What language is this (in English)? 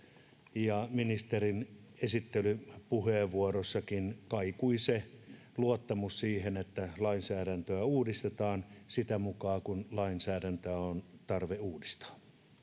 Finnish